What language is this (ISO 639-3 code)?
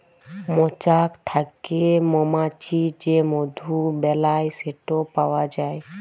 ben